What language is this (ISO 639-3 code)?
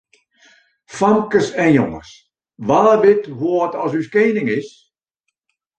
fry